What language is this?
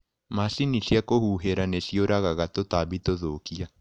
Kikuyu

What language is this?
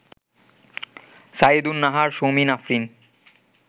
Bangla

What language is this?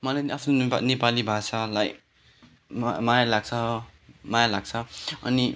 Nepali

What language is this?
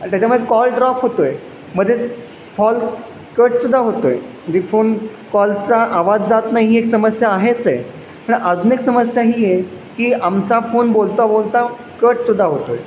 Marathi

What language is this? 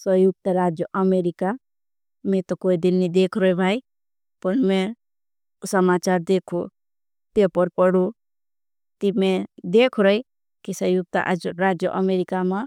Bhili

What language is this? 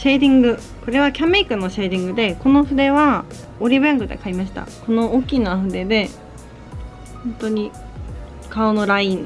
Japanese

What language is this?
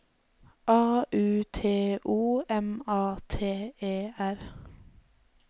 Norwegian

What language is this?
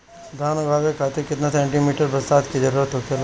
Bhojpuri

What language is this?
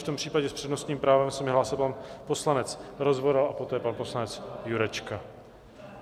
Czech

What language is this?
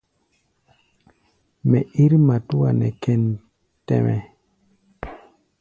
Gbaya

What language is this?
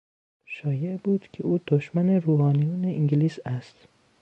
Persian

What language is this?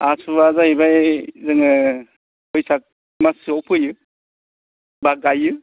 Bodo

